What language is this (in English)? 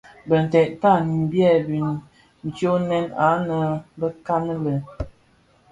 Bafia